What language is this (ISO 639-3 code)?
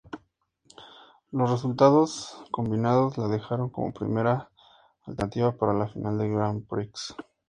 spa